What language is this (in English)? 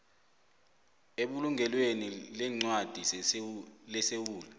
South Ndebele